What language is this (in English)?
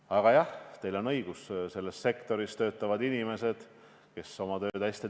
Estonian